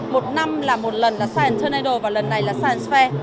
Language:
Vietnamese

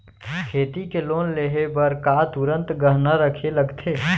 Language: Chhattisgarhi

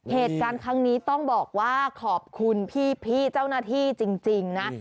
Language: Thai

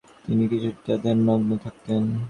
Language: Bangla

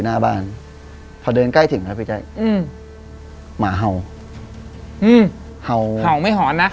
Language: Thai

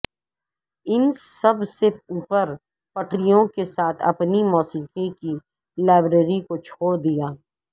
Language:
Urdu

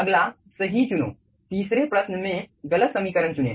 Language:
Hindi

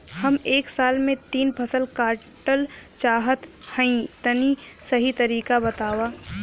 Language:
Bhojpuri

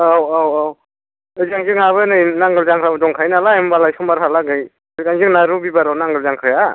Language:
Bodo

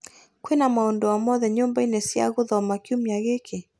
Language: Kikuyu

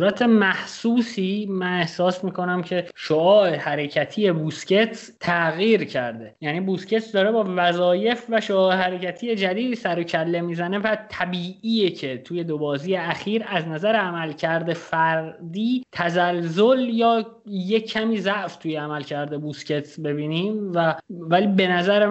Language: Persian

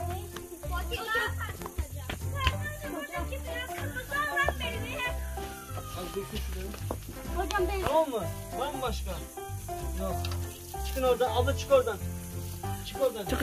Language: Turkish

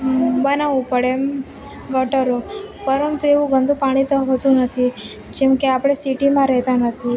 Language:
Gujarati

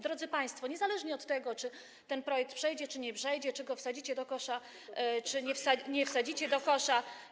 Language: Polish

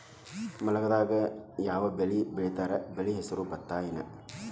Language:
Kannada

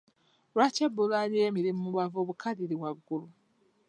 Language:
Ganda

